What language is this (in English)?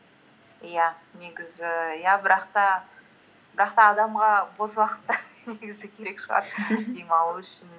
Kazakh